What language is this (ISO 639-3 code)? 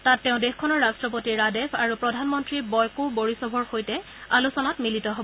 asm